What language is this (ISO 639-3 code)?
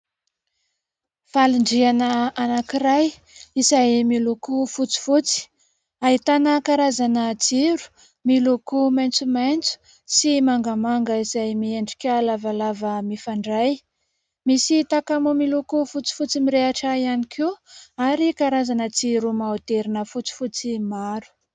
mlg